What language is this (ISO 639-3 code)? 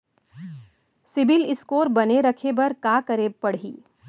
hne